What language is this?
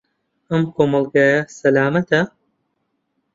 Central Kurdish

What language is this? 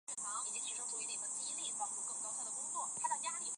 Chinese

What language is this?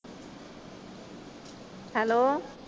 Punjabi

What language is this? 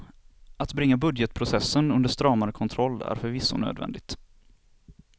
Swedish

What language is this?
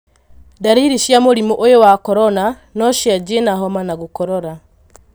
Kikuyu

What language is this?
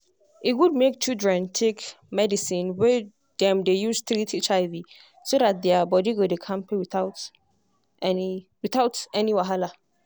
Nigerian Pidgin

